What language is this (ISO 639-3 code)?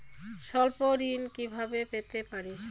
ben